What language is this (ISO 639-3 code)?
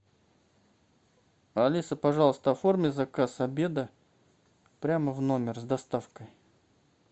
rus